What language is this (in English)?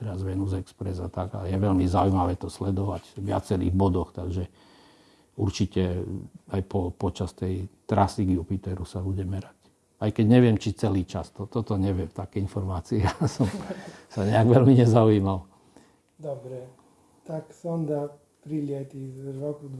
Slovak